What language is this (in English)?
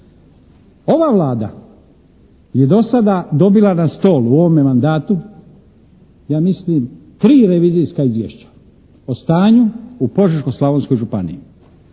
Croatian